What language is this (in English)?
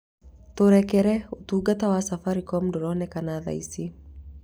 Kikuyu